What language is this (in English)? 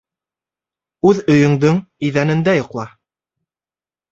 Bashkir